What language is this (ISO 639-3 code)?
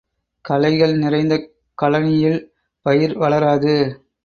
tam